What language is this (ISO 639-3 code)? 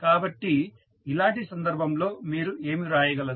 tel